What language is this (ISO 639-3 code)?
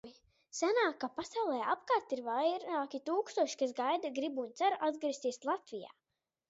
lav